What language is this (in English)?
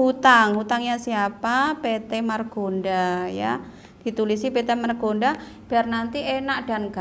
Indonesian